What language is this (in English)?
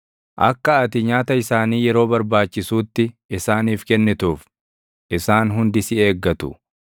Oromo